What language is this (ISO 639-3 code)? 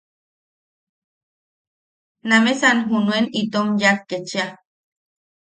yaq